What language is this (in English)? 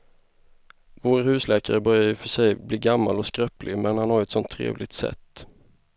Swedish